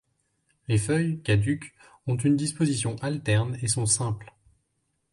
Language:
French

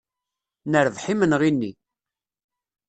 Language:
Kabyle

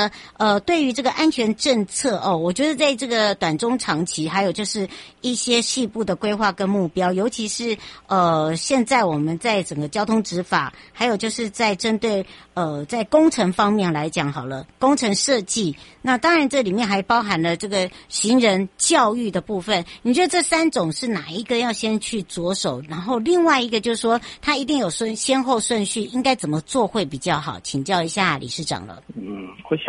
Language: Chinese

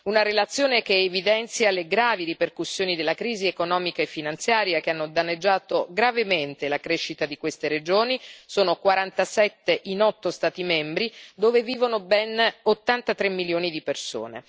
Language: Italian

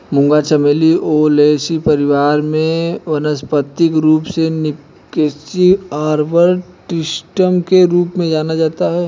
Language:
Hindi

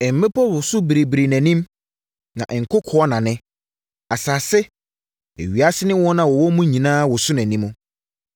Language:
Akan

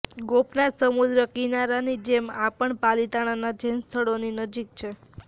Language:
Gujarati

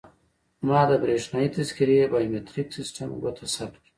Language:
Pashto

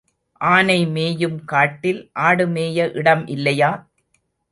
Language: Tamil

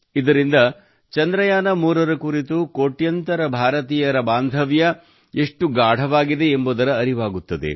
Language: Kannada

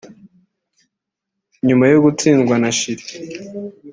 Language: Kinyarwanda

